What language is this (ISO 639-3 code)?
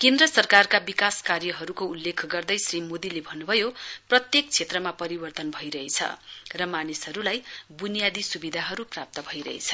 nep